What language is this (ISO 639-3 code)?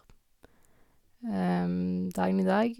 nor